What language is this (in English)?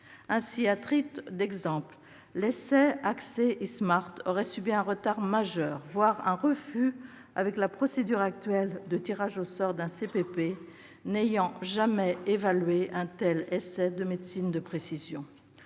French